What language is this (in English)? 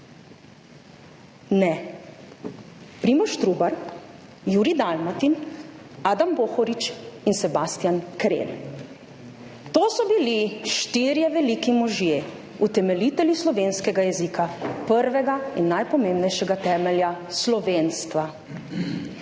Slovenian